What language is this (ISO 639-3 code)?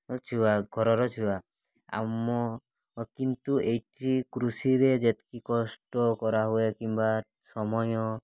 ori